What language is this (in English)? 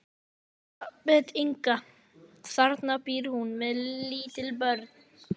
Icelandic